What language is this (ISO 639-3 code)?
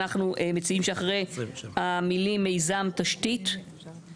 heb